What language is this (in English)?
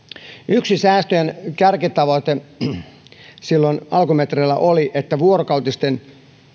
Finnish